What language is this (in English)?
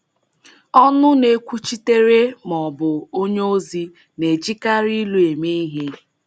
Igbo